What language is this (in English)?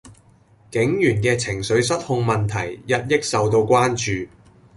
Cantonese